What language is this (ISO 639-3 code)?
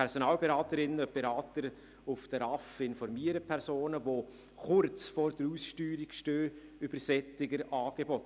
gsw